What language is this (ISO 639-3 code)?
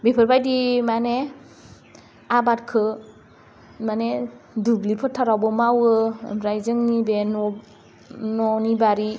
brx